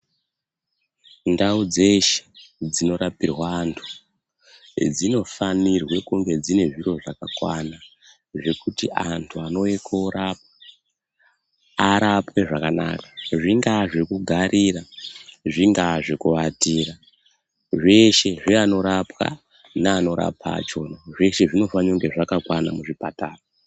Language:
Ndau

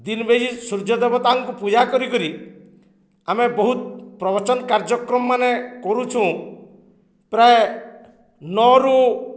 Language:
Odia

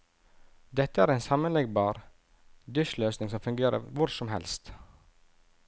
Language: Norwegian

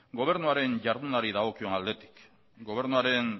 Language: Basque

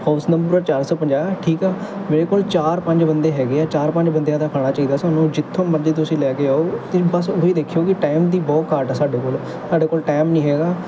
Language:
Punjabi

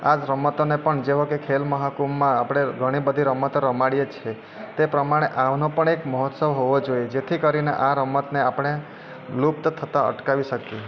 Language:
Gujarati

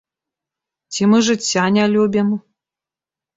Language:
Belarusian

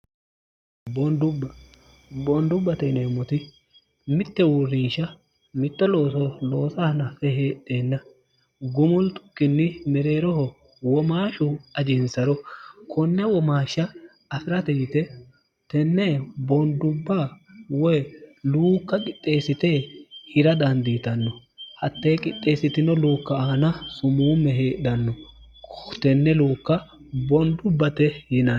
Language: Sidamo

